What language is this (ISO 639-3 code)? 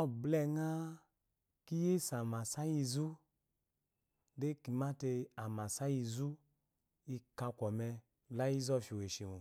afo